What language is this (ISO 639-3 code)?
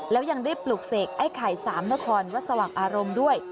tha